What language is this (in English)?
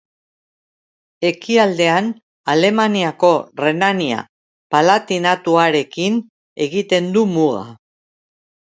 Basque